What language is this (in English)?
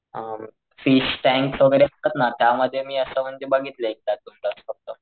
Marathi